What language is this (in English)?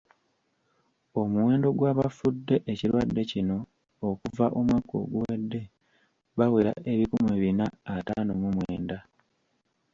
Ganda